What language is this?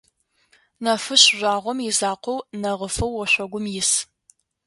Adyghe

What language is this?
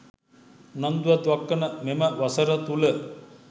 Sinhala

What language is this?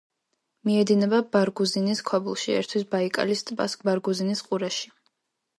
Georgian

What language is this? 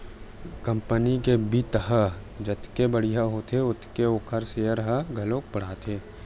Chhattisgarhi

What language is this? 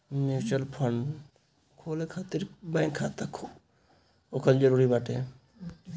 Bhojpuri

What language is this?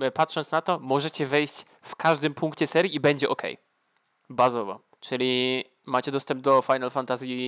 Polish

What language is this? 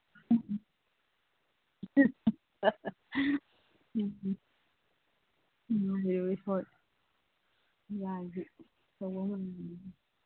Manipuri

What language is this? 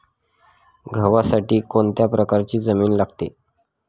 Marathi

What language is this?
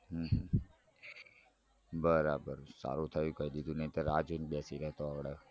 Gujarati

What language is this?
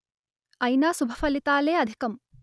Telugu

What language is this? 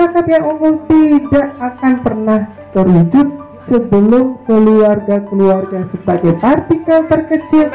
Indonesian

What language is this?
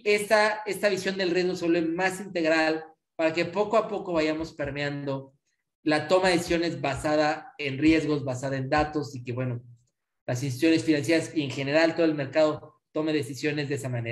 Spanish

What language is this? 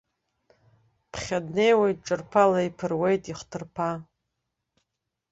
Abkhazian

